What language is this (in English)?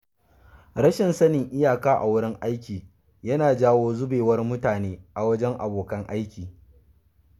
Hausa